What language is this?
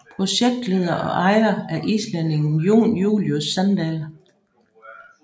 Danish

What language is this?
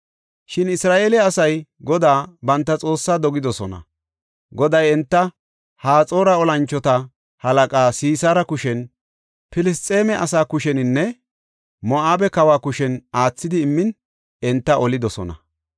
Gofa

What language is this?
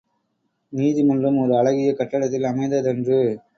Tamil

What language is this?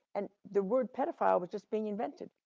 English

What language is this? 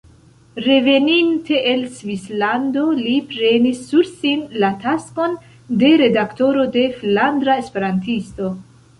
Esperanto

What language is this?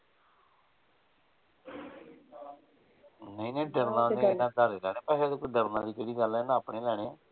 Punjabi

